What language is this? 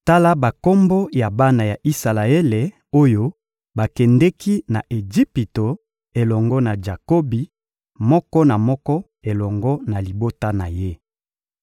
Lingala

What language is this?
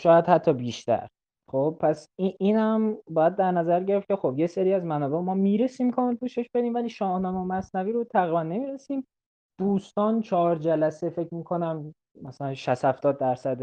Persian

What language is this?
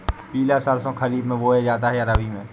Hindi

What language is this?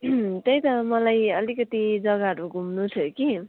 Nepali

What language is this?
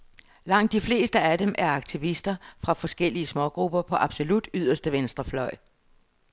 Danish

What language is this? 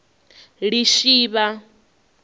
Venda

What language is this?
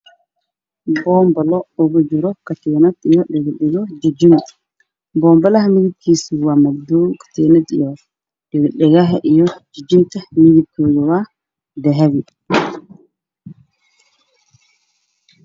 Somali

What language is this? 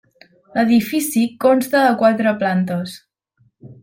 Catalan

